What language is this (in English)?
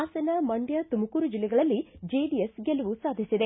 Kannada